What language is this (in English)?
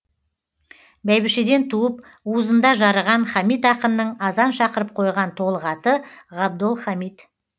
Kazakh